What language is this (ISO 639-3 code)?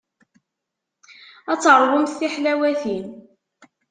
kab